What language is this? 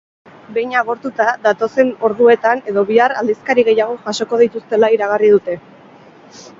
Basque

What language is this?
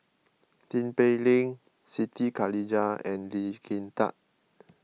English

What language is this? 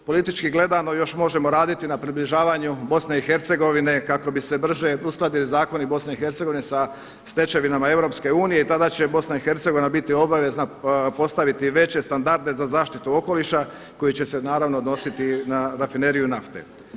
Croatian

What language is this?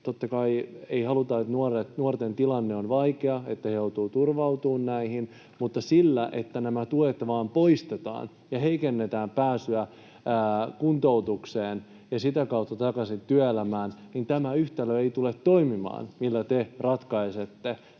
Finnish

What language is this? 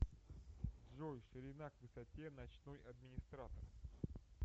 Russian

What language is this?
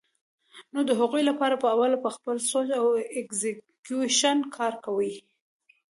Pashto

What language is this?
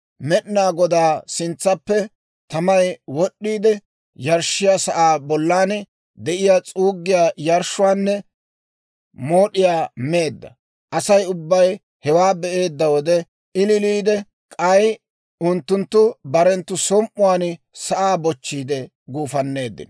Dawro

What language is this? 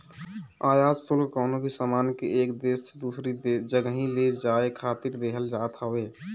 Bhojpuri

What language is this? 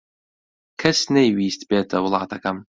Central Kurdish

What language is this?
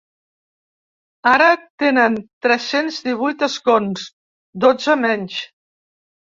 Catalan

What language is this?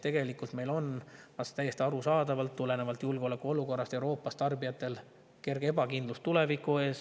Estonian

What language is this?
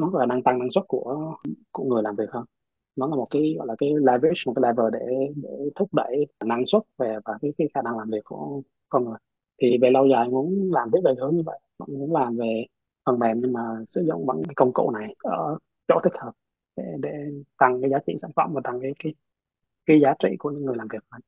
Vietnamese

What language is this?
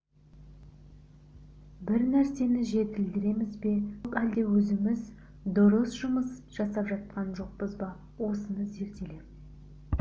Kazakh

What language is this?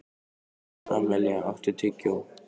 Icelandic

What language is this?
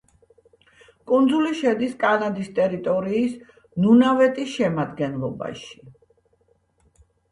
Georgian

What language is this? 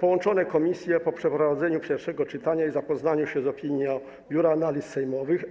Polish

